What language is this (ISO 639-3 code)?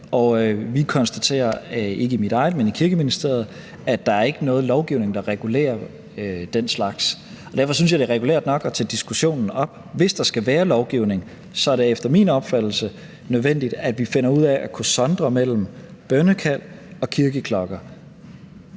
dan